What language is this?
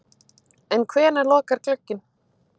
Icelandic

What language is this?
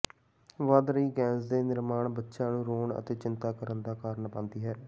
Punjabi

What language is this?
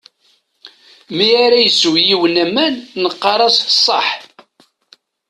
Kabyle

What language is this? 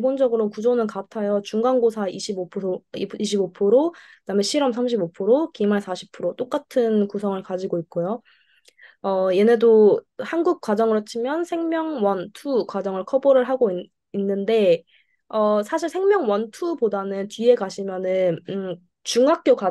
Korean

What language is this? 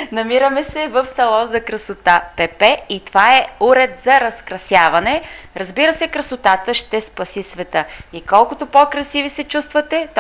Bulgarian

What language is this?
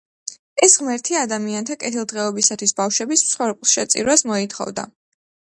Georgian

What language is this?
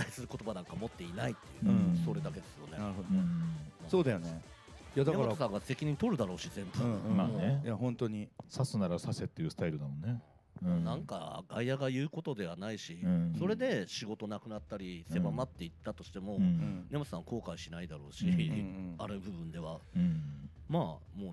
Japanese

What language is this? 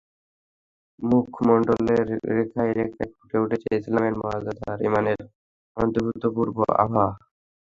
Bangla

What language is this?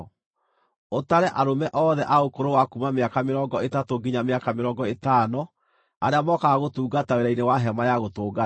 Kikuyu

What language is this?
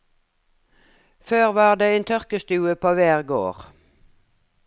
Norwegian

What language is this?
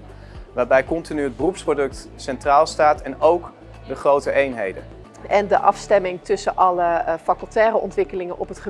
Dutch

